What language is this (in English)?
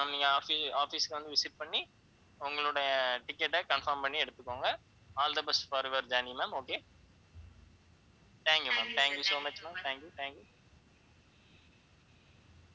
Tamil